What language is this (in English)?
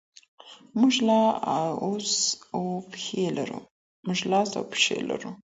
Pashto